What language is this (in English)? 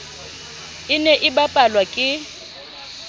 Southern Sotho